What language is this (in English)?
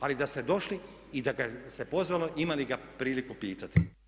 Croatian